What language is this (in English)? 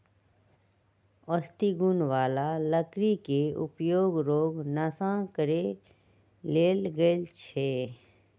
Magahi